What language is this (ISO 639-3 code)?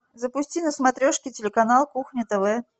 rus